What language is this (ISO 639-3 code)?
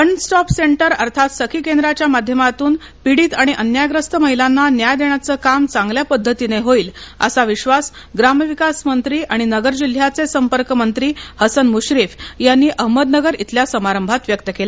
mar